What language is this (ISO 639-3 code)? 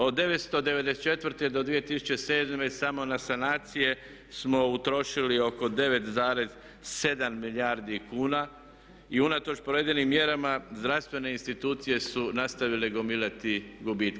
hrv